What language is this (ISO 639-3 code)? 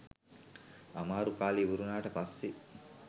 sin